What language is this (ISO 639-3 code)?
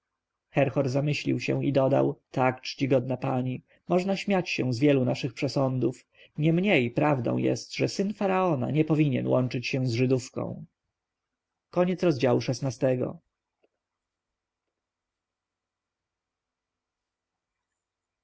pol